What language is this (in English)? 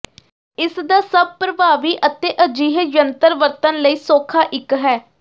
Punjabi